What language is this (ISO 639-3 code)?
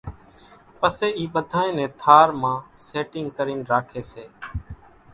gjk